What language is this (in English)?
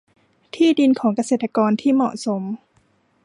Thai